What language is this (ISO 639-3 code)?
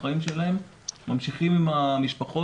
heb